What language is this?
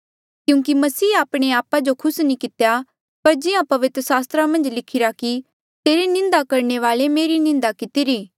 Mandeali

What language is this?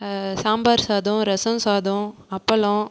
Tamil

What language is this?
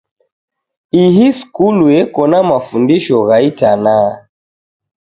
Taita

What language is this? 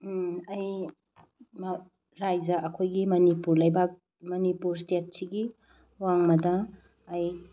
Manipuri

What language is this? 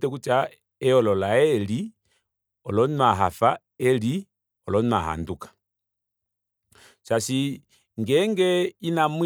Kuanyama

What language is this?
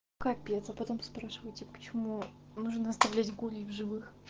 Russian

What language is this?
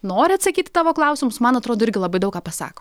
Lithuanian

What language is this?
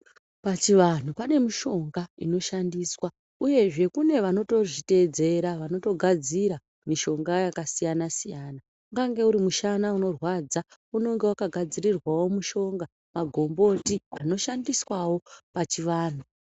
Ndau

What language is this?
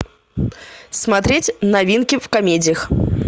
Russian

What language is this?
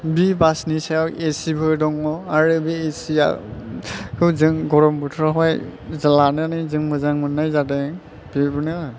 Bodo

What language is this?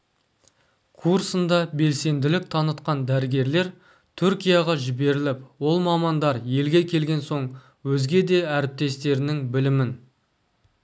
Kazakh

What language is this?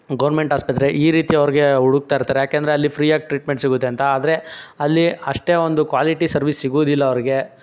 Kannada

